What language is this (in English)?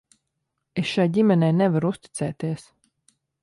Latvian